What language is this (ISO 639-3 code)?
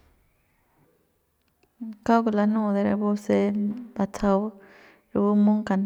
pbs